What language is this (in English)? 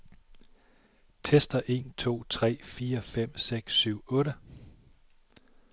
Danish